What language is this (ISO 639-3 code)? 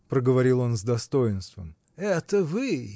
rus